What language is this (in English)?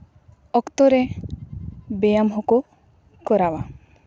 Santali